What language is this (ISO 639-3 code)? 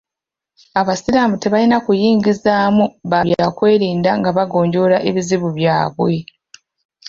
lug